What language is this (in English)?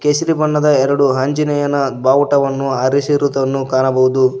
Kannada